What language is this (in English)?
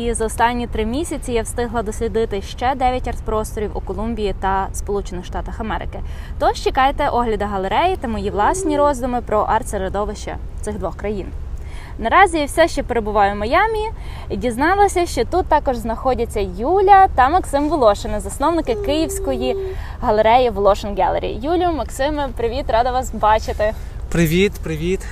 Ukrainian